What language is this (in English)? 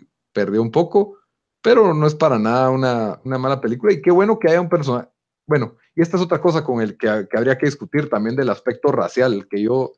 Spanish